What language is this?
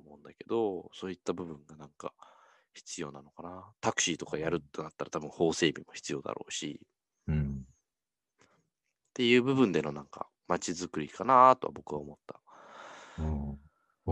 Japanese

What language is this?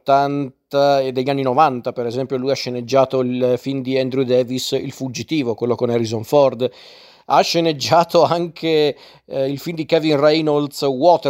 Italian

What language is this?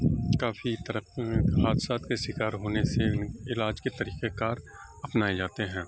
Urdu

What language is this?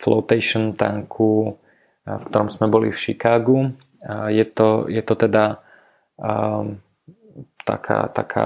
Slovak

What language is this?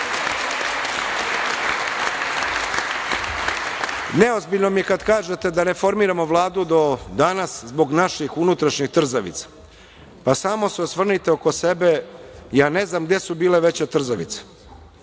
Serbian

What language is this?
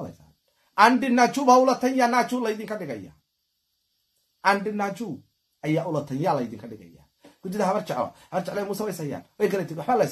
Arabic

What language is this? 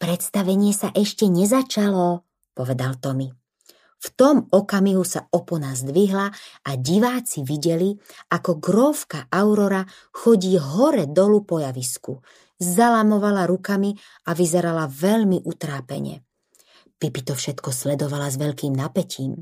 Slovak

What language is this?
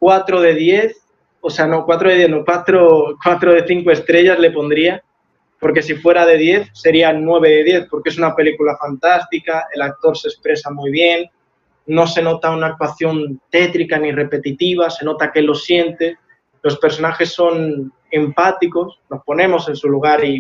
Spanish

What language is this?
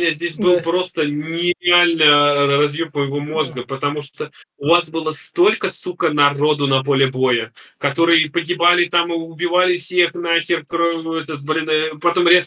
Russian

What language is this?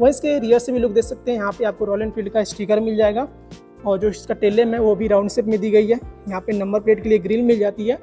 Hindi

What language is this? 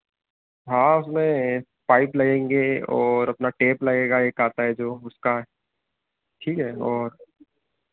Hindi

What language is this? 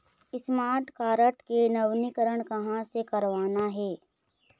Chhattisgarhi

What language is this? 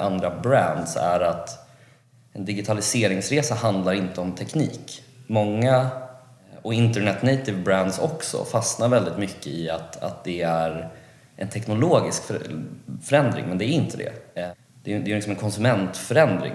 Swedish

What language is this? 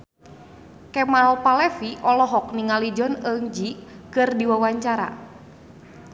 Sundanese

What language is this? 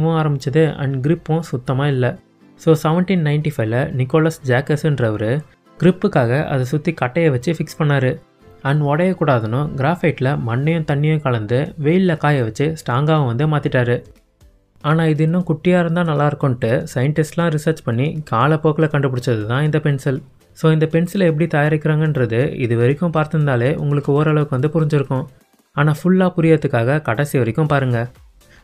Tamil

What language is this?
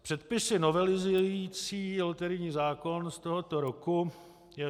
Czech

